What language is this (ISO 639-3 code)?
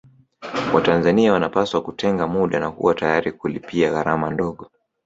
swa